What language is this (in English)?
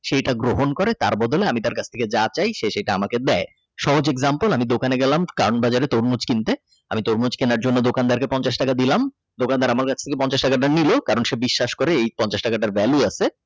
Bangla